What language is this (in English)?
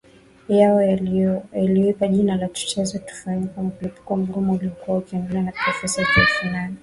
Swahili